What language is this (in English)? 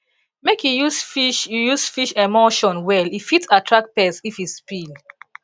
Nigerian Pidgin